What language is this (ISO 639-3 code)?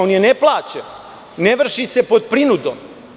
srp